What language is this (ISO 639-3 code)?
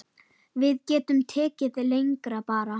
isl